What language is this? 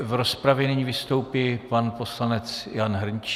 Czech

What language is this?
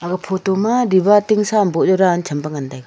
Wancho Naga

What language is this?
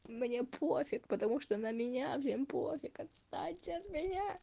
Russian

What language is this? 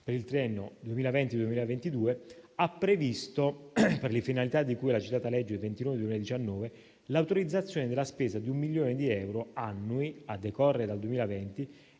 Italian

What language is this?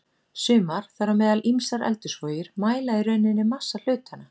Icelandic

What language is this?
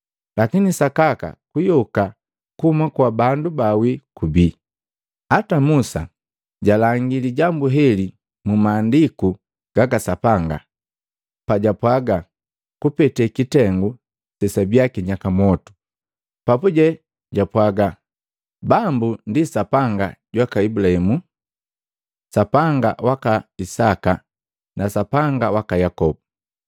Matengo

